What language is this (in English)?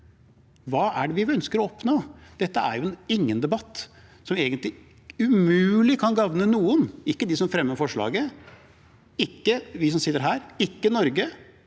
Norwegian